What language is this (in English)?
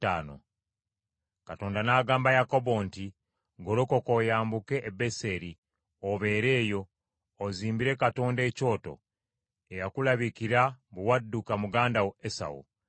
Ganda